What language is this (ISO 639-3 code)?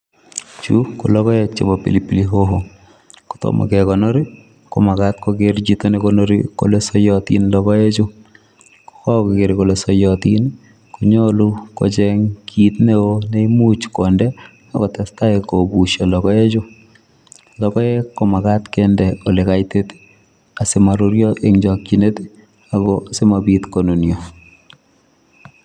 kln